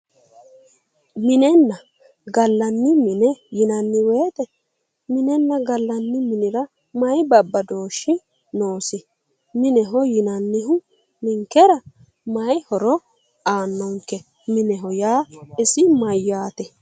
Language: Sidamo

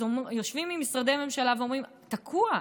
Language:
Hebrew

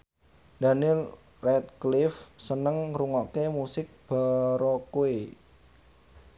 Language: Javanese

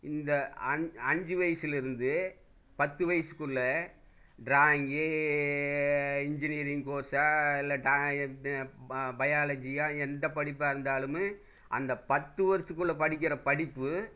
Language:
Tamil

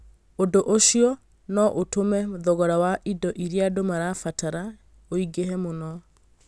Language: Kikuyu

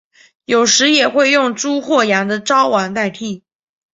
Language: Chinese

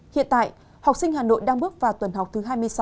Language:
Vietnamese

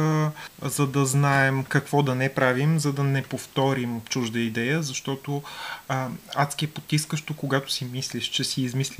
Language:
Bulgarian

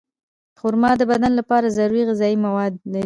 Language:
Pashto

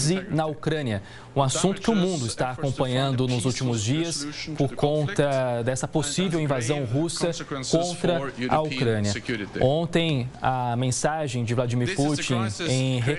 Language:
Portuguese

